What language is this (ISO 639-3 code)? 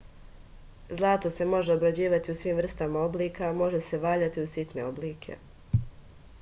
srp